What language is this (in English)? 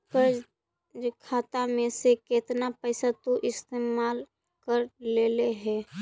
Magahi